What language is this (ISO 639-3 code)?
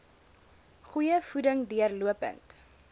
afr